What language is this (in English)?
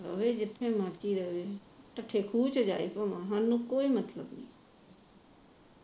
Punjabi